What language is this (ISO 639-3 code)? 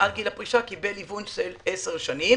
heb